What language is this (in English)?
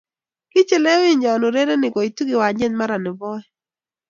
Kalenjin